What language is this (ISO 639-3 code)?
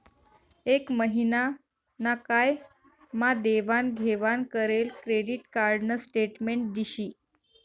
mar